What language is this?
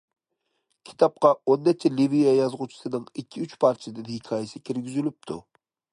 Uyghur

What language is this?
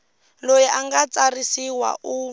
Tsonga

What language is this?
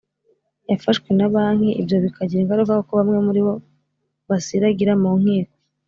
Kinyarwanda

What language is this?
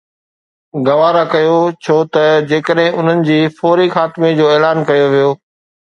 Sindhi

